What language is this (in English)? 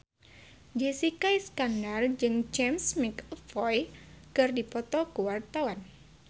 Sundanese